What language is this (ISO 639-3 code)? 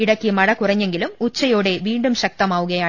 mal